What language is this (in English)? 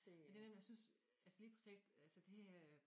Danish